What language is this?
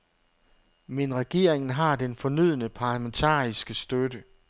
Danish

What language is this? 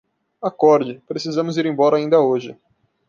Portuguese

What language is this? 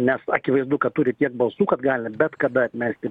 Lithuanian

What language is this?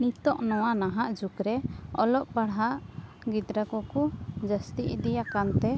Santali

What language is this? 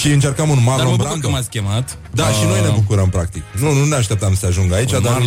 Romanian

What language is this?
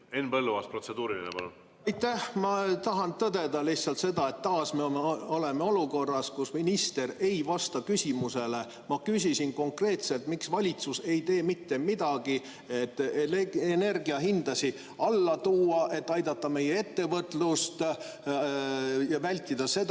Estonian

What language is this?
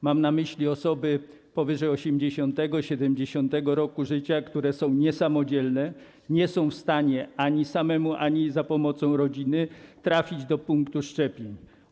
Polish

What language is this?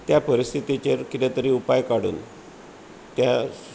Konkani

